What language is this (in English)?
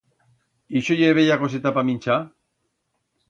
Aragonese